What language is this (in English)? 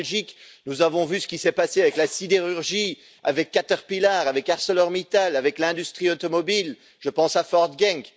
French